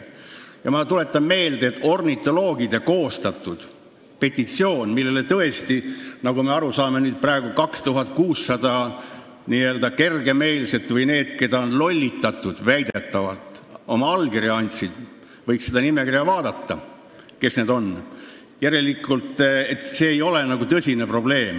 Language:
Estonian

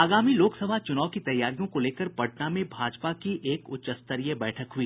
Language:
Hindi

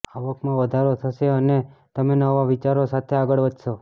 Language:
Gujarati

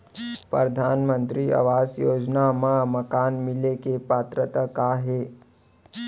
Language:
Chhattisgarhi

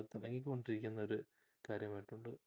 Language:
Malayalam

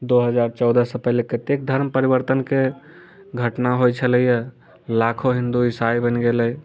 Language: Maithili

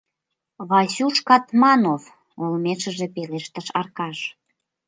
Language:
Mari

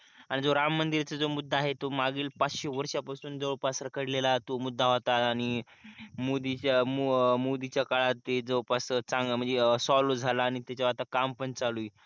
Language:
Marathi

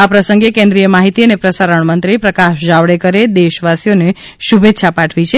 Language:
Gujarati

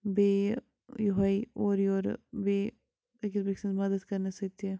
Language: Kashmiri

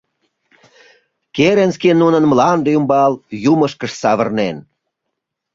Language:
Mari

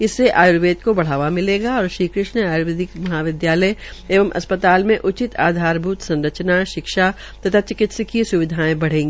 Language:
Hindi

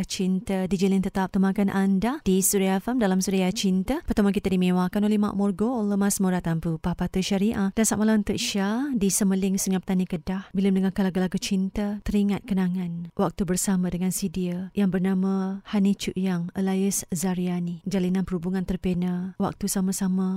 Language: Malay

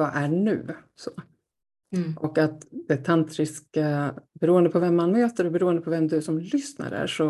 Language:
Swedish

